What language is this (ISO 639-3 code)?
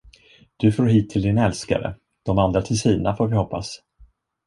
swe